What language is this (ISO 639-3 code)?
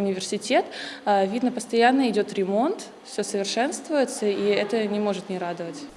rus